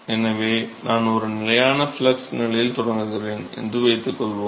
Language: Tamil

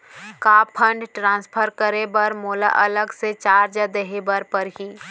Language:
Chhattisgarhi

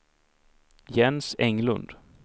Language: Swedish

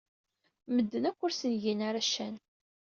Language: Kabyle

